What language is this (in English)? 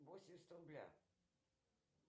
Russian